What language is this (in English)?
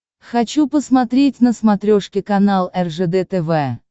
Russian